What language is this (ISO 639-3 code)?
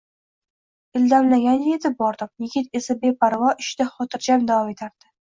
uzb